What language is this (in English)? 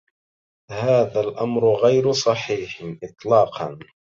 Arabic